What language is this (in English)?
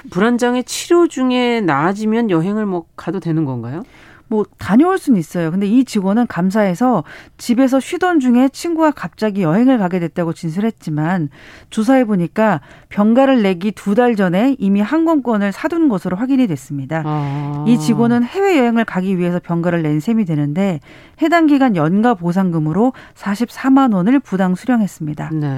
Korean